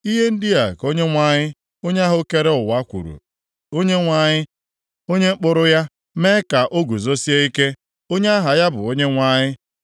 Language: Igbo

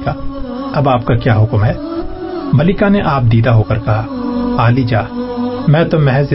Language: Urdu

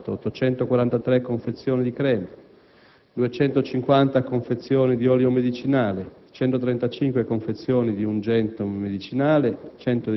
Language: Italian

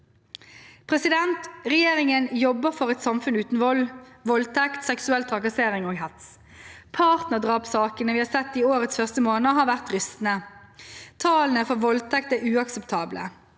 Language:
Norwegian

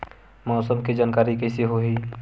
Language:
Chhattisgarhi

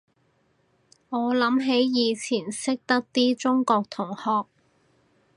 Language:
Cantonese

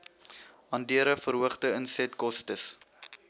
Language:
Afrikaans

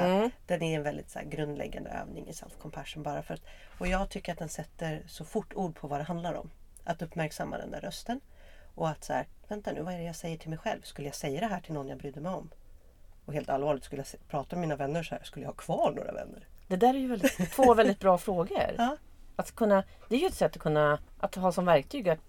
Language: Swedish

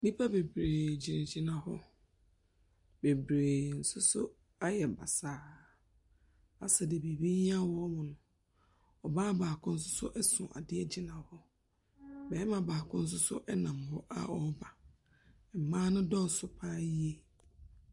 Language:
Akan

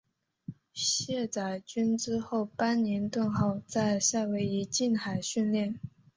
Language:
Chinese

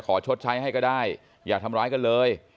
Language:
Thai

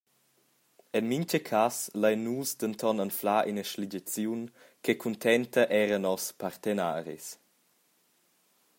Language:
Romansh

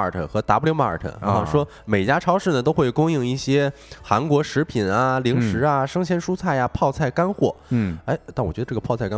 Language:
Chinese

